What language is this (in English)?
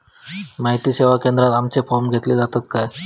Marathi